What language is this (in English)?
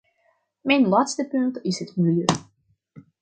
Dutch